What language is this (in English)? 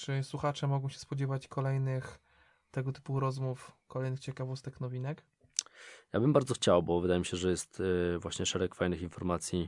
Polish